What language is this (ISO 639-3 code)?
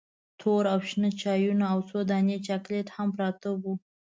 pus